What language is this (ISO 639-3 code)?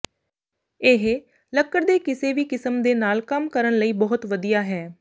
pan